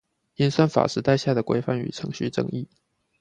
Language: Chinese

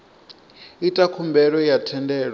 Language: Venda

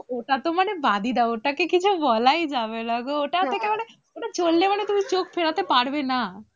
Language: Bangla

